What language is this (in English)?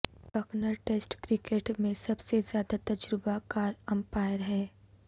Urdu